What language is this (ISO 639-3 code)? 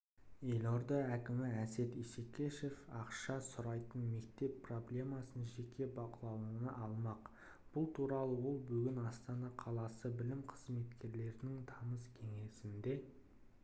kaz